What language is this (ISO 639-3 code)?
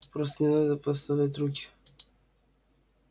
rus